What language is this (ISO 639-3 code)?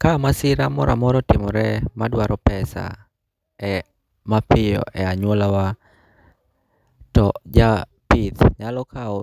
luo